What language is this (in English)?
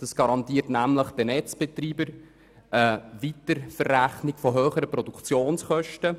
Swiss German